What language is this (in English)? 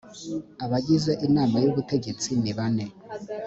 Kinyarwanda